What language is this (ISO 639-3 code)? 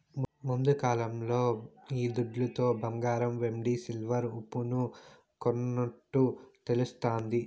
tel